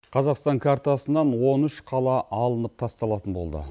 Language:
Kazakh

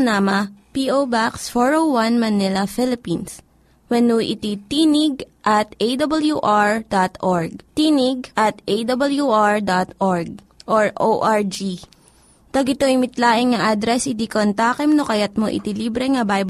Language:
Filipino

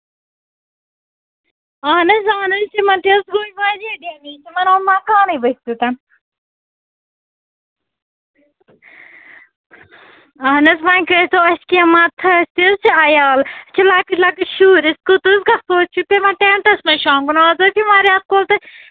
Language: Kashmiri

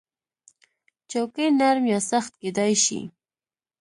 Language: Pashto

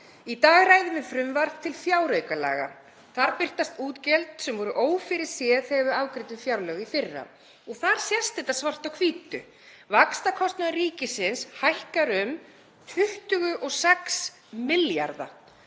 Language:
Icelandic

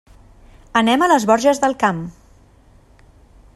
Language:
Catalan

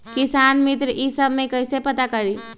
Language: Magahi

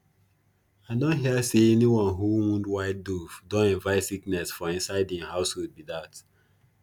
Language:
Nigerian Pidgin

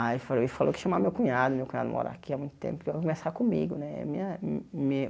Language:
Portuguese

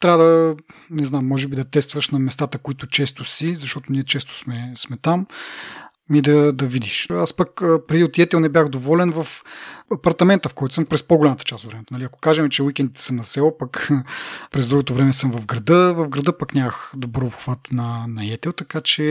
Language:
Bulgarian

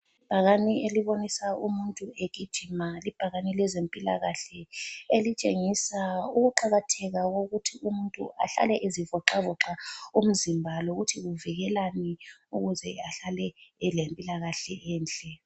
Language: North Ndebele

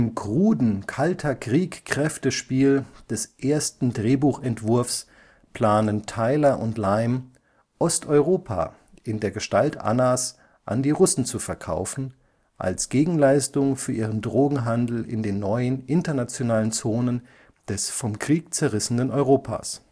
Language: German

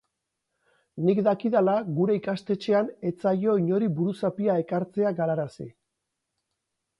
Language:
Basque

